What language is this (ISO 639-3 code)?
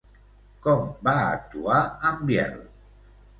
cat